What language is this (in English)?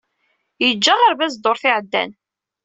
Kabyle